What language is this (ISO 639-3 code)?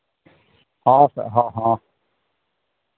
sat